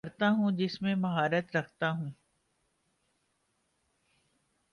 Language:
Urdu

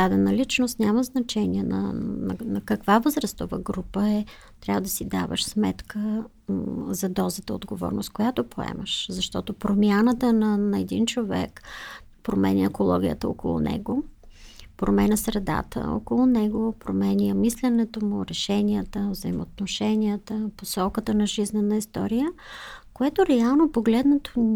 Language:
Bulgarian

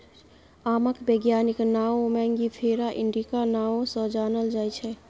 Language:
Maithili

